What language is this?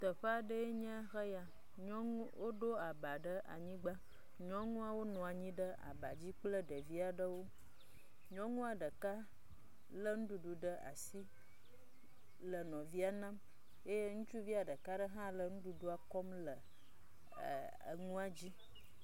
Ewe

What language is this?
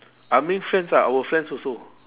English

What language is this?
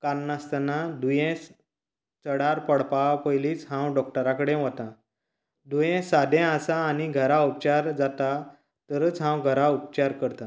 Konkani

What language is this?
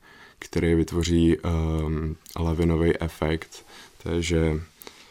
Czech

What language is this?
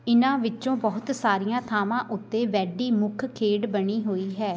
Punjabi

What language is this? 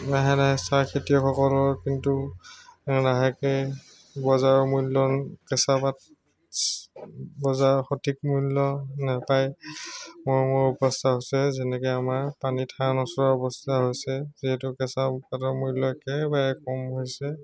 Assamese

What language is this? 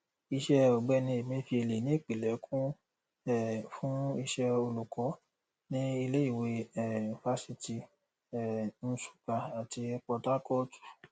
Yoruba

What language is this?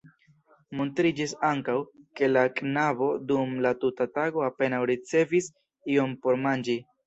Esperanto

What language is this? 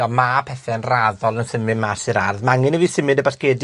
Welsh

